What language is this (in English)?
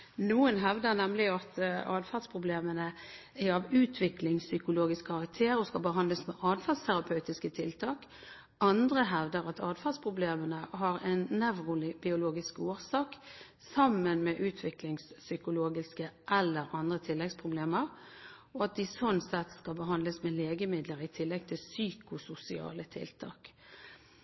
Norwegian Bokmål